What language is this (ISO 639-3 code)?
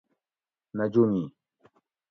gwc